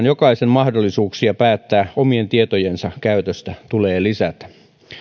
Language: Finnish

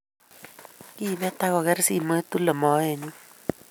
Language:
Kalenjin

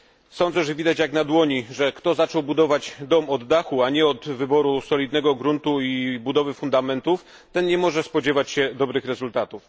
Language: Polish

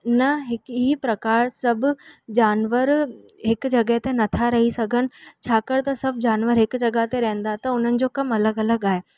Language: Sindhi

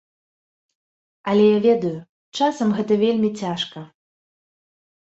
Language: Belarusian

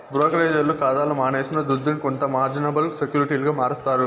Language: Telugu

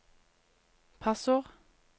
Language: Norwegian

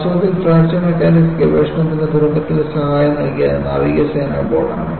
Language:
Malayalam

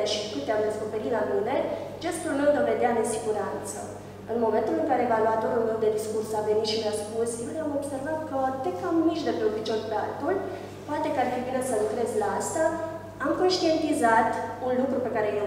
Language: Romanian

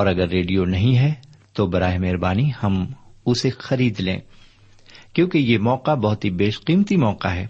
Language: Urdu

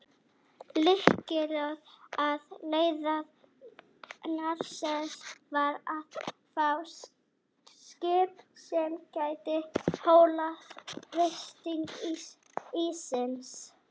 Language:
Icelandic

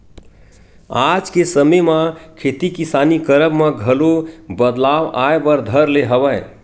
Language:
Chhattisgarhi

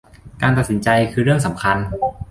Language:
Thai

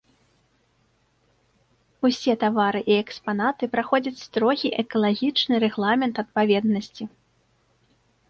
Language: Belarusian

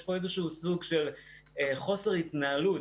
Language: Hebrew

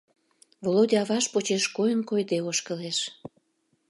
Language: Mari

